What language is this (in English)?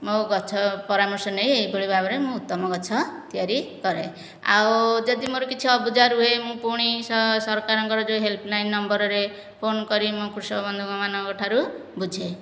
Odia